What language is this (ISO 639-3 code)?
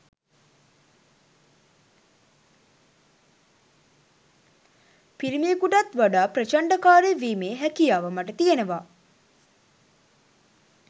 sin